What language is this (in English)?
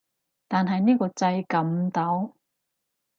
Cantonese